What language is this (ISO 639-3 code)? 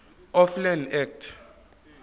zul